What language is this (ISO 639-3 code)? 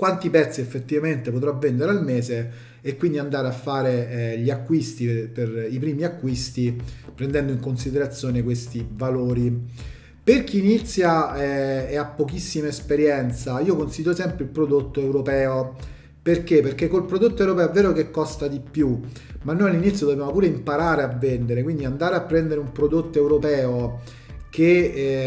ita